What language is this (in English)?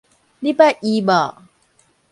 Min Nan Chinese